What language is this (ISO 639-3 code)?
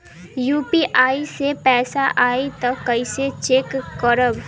bho